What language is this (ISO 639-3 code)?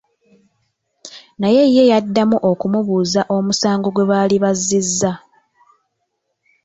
lug